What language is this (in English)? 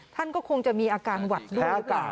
Thai